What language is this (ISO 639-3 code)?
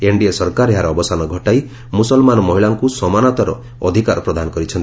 ori